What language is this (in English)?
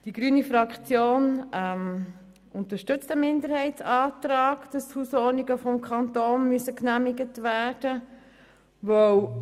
Swiss German